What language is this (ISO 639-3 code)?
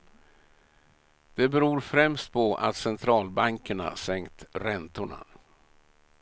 swe